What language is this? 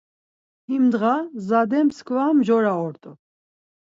Laz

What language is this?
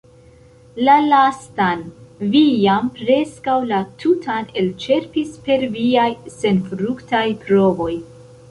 Esperanto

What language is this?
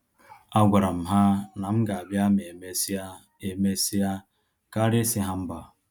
Igbo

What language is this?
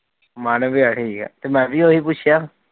Punjabi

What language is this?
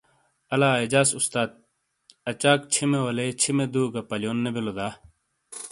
Shina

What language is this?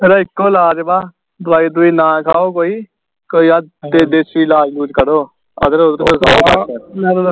Punjabi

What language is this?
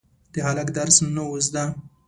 Pashto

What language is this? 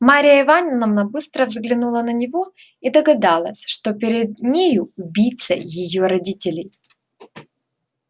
Russian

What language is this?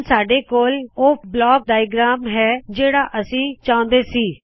Punjabi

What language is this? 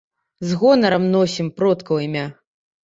Belarusian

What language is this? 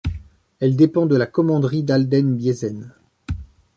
French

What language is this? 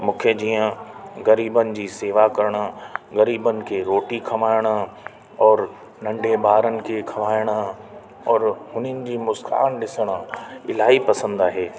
Sindhi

